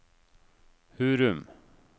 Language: Norwegian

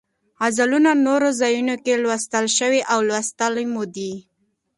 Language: Pashto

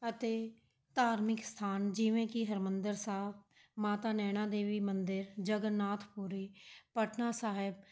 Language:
Punjabi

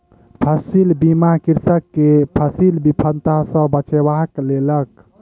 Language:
Maithili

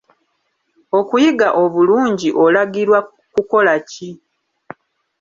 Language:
Ganda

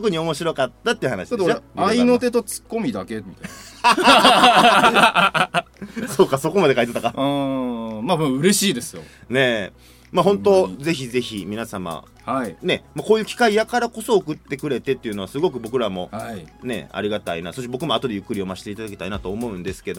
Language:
Japanese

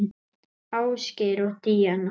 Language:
Icelandic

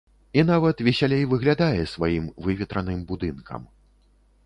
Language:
Belarusian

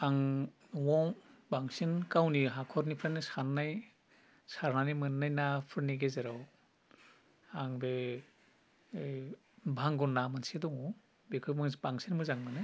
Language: Bodo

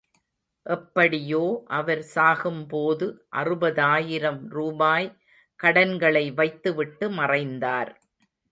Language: Tamil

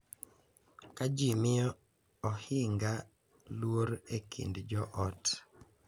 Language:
Luo (Kenya and Tanzania)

